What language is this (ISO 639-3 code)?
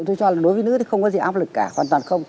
vie